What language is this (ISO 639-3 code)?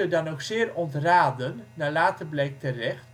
nld